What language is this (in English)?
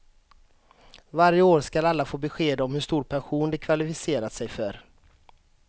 Swedish